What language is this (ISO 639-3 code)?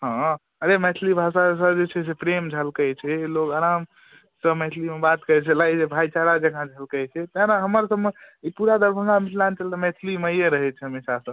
mai